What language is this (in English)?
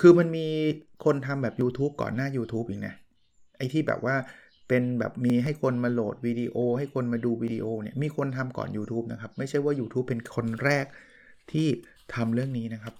Thai